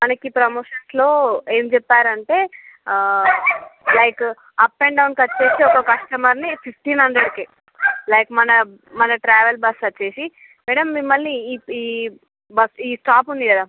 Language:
Telugu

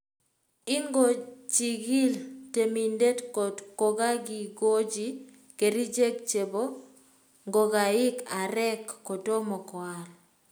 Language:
Kalenjin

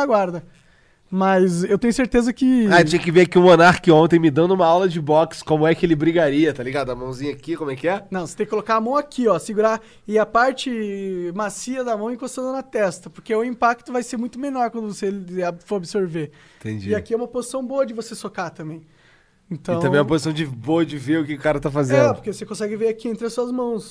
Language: Portuguese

